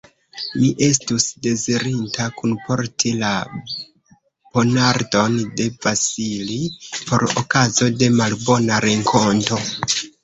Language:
Esperanto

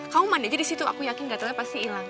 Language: Indonesian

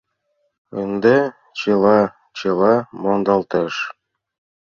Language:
Mari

